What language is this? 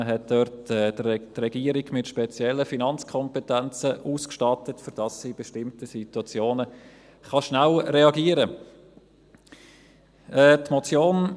Swiss German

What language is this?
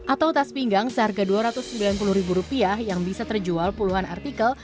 Indonesian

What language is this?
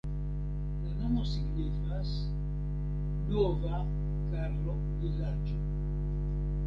Esperanto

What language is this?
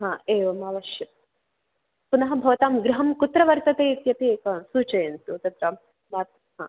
Sanskrit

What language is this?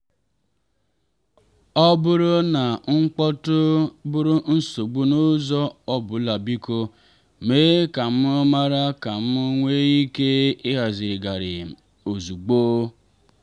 Igbo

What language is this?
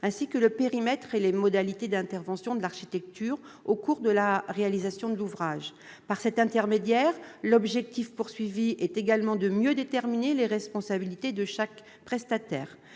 French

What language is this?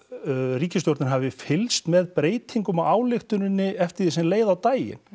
Icelandic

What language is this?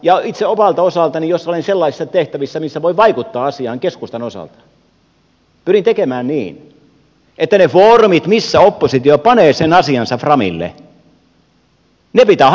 Finnish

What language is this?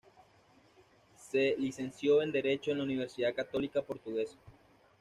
Spanish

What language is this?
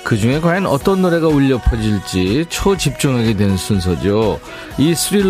Korean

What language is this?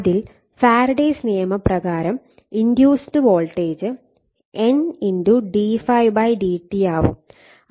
Malayalam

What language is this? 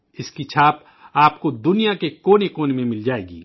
Urdu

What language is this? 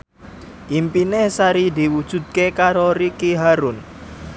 Javanese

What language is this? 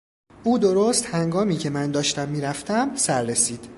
Persian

